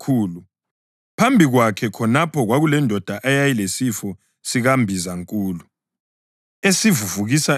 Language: North Ndebele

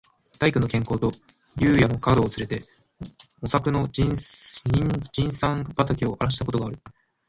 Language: Japanese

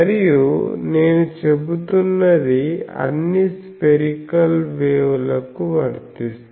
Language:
Telugu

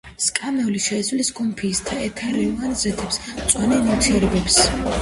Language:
Georgian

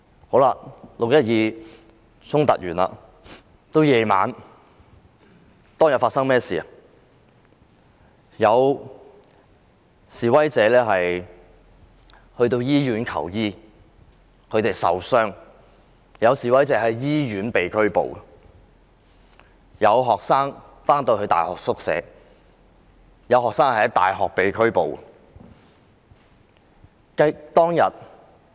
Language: Cantonese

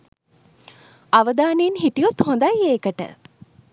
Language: Sinhala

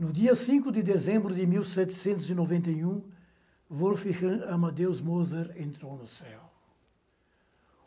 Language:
Portuguese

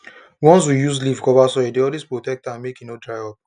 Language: Nigerian Pidgin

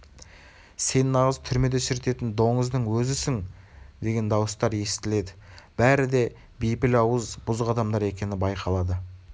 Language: Kazakh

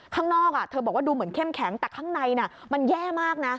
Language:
Thai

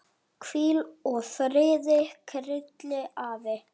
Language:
Icelandic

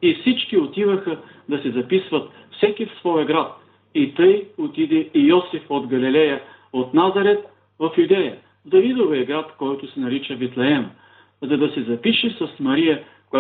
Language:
Bulgarian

